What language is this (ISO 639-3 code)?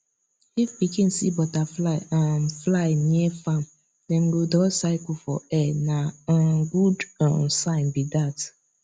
pcm